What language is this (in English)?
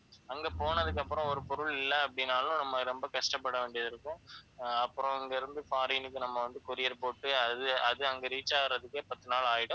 Tamil